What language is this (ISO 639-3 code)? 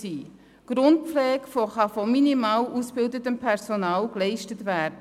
gsw